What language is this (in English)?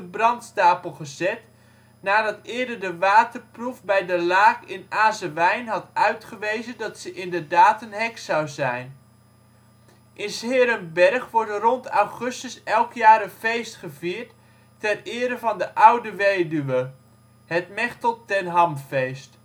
Dutch